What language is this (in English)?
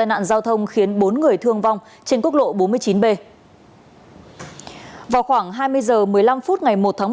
Vietnamese